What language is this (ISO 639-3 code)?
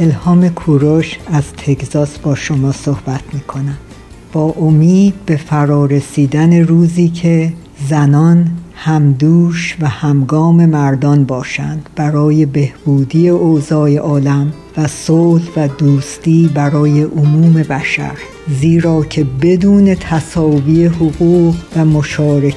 fas